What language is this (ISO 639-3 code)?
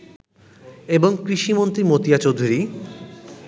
ben